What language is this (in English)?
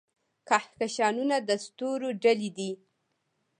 Pashto